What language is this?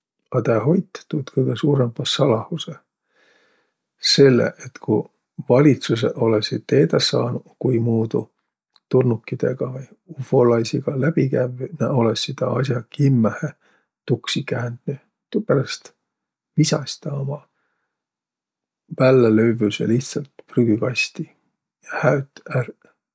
Võro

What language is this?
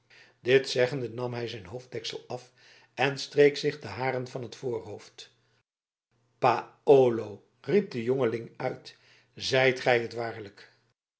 Dutch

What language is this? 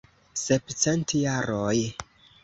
Esperanto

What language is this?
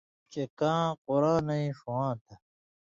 Indus Kohistani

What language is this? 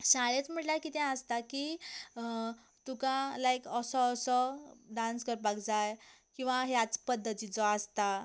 Konkani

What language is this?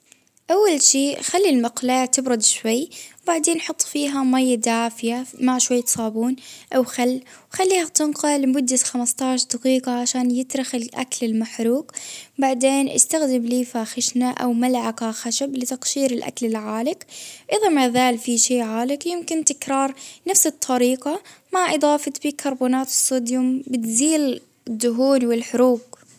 Baharna Arabic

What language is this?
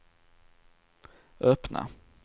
Swedish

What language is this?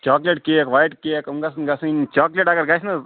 Kashmiri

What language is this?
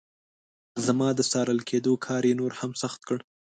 Pashto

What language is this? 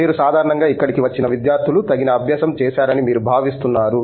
Telugu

